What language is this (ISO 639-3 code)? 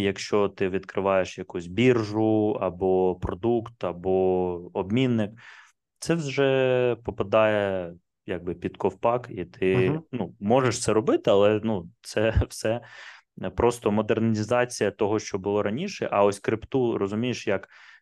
ukr